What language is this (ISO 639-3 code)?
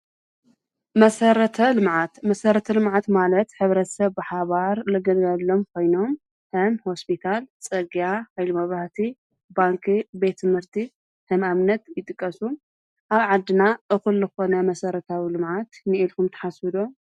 tir